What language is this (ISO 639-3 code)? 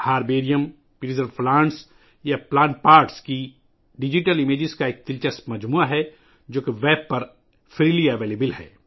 urd